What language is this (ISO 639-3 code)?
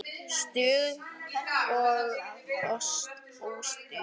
isl